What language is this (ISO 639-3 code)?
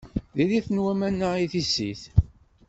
kab